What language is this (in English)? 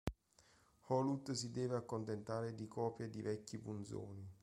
Italian